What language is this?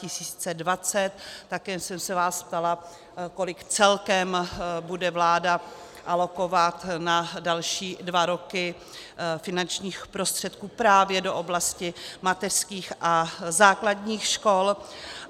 Czech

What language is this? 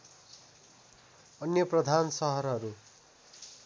Nepali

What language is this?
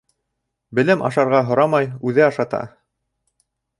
Bashkir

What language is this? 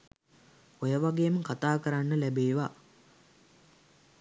Sinhala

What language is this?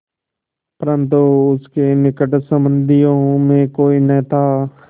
Hindi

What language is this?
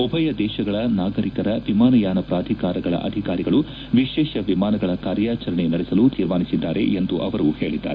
Kannada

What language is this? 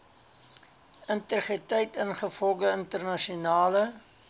Afrikaans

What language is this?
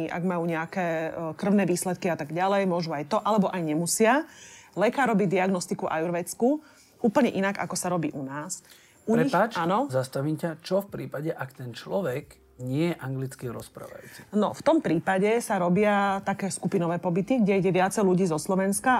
Slovak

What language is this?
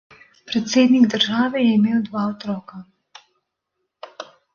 Slovenian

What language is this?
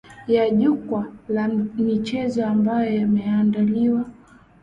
Swahili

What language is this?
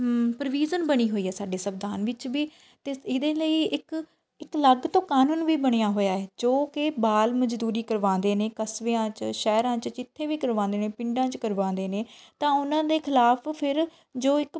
Punjabi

